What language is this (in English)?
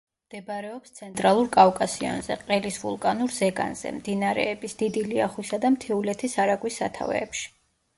Georgian